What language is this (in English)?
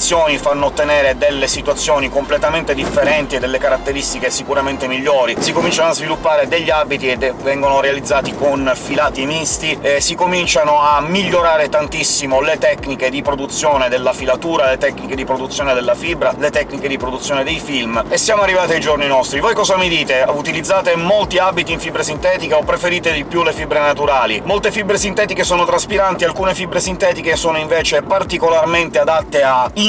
Italian